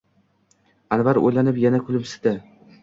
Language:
Uzbek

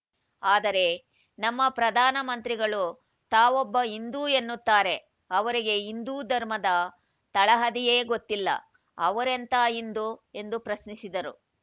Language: Kannada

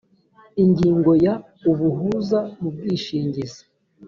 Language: Kinyarwanda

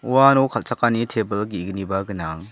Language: Garo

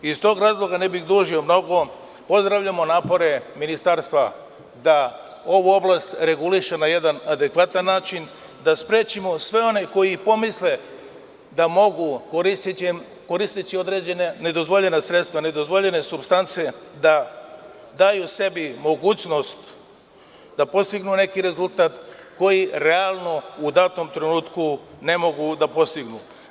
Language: Serbian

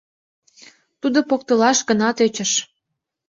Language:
Mari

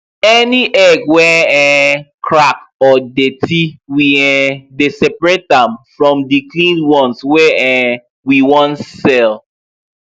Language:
Nigerian Pidgin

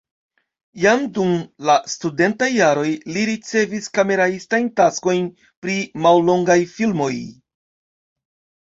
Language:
Esperanto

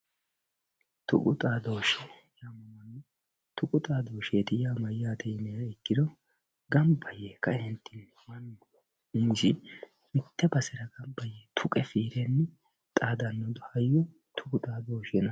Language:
Sidamo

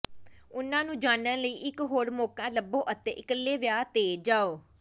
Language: Punjabi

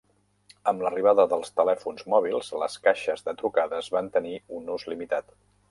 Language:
Catalan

